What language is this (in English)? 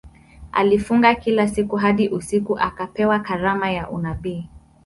Swahili